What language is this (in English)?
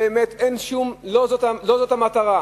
Hebrew